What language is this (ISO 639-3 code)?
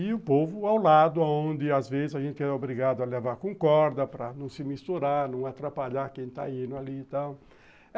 por